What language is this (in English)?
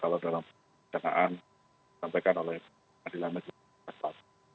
Indonesian